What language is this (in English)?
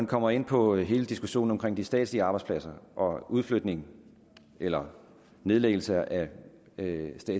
Danish